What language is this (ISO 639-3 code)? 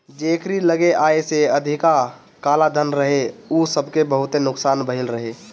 bho